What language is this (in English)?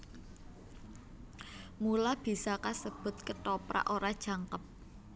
Javanese